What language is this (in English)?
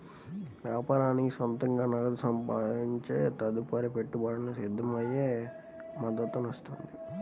Telugu